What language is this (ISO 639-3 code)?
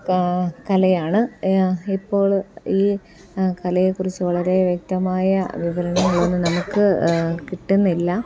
mal